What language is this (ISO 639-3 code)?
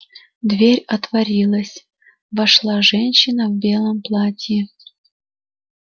rus